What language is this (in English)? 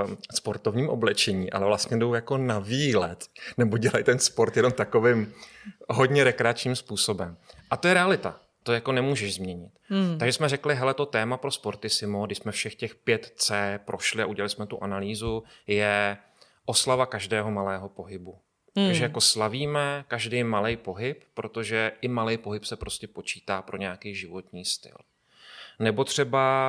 Czech